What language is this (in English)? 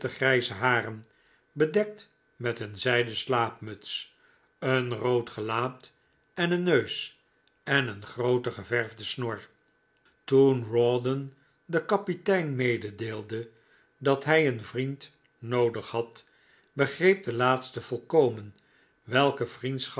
Dutch